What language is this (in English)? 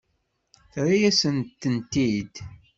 Kabyle